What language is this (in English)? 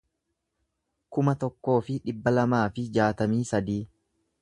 Oromo